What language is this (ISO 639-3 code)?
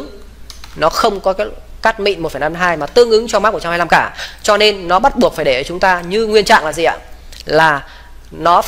vie